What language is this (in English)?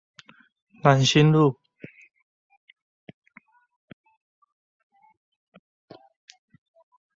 Chinese